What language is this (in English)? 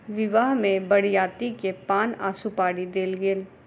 Maithili